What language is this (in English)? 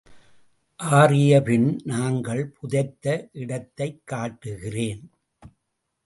Tamil